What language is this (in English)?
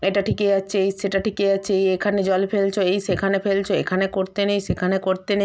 Bangla